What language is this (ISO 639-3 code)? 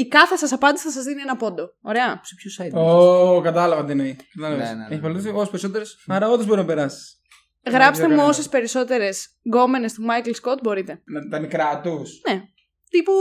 ell